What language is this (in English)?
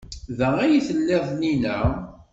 Kabyle